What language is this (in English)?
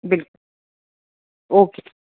Urdu